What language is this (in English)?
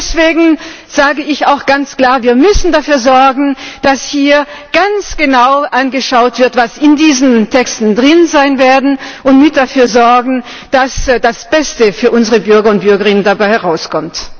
German